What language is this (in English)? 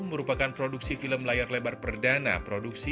Indonesian